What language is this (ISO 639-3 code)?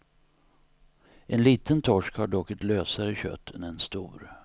swe